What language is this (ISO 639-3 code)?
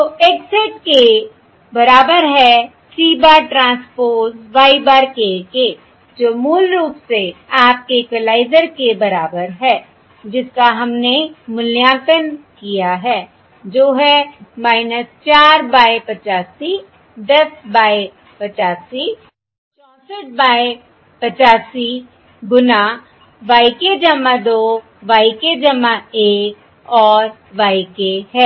hin